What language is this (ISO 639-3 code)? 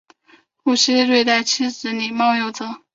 zho